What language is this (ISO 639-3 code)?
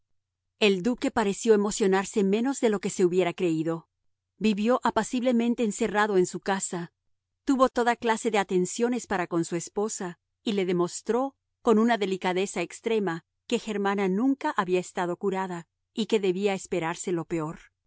spa